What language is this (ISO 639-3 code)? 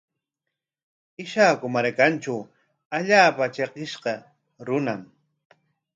qwa